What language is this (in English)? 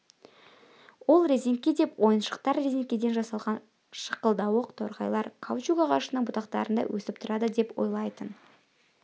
Kazakh